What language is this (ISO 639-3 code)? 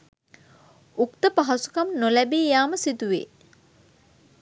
sin